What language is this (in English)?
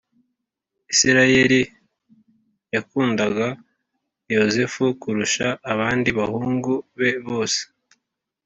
Kinyarwanda